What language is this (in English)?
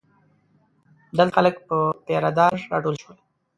Pashto